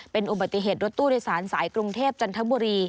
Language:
Thai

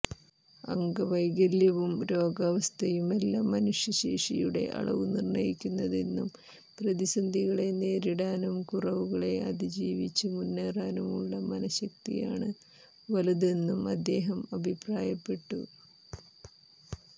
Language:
Malayalam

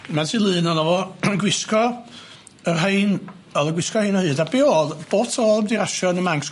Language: Welsh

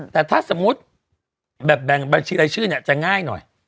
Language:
Thai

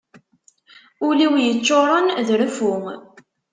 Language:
Kabyle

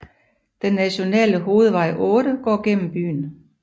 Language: Danish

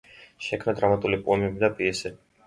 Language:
Georgian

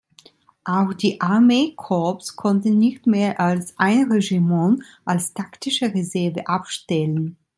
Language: German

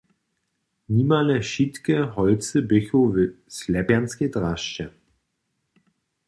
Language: Upper Sorbian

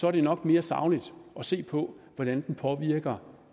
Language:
Danish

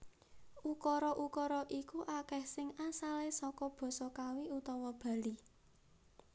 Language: Javanese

